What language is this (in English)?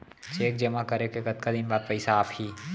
Chhattisgarhi